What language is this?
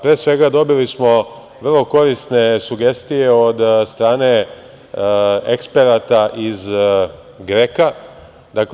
Serbian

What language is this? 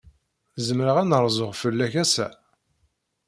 Kabyle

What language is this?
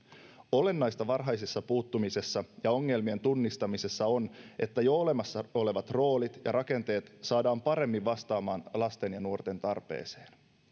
Finnish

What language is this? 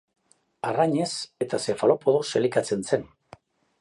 Basque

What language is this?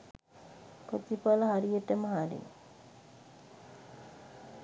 Sinhala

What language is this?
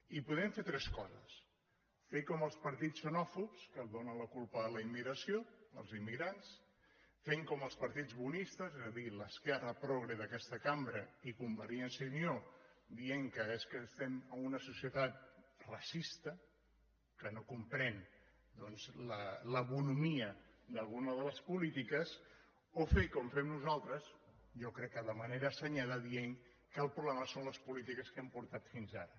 Catalan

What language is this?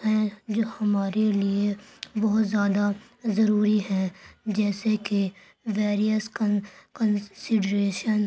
Urdu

